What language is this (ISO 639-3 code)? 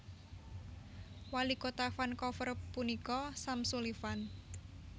jav